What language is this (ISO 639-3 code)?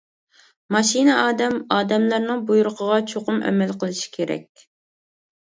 uig